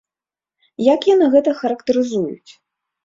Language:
Belarusian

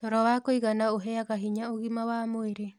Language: Kikuyu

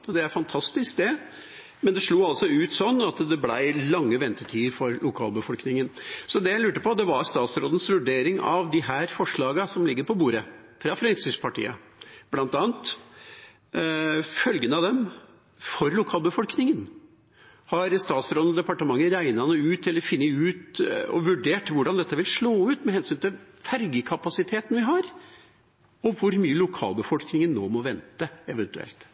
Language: Norwegian Bokmål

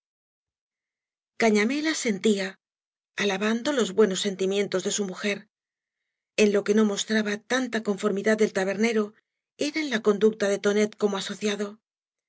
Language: Spanish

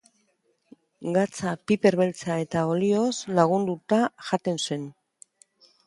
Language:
Basque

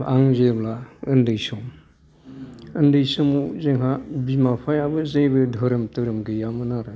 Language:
Bodo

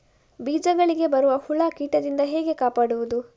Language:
Kannada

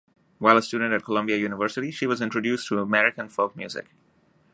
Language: English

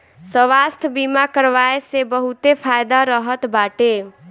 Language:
Bhojpuri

